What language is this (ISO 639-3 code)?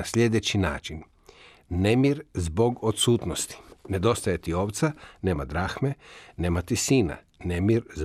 hrv